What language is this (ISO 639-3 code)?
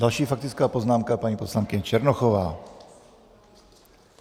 ces